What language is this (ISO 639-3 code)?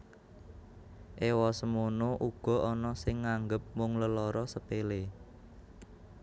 jav